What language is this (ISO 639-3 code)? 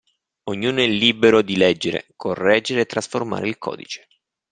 ita